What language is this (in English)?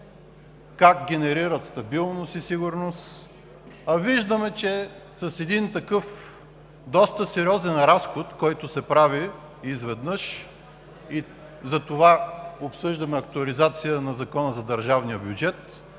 Bulgarian